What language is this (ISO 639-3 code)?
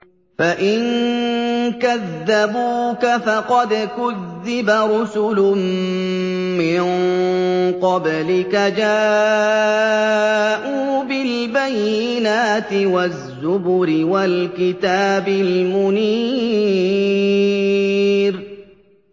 ara